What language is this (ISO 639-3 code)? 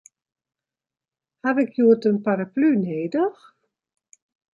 fry